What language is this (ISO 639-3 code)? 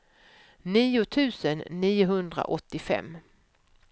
swe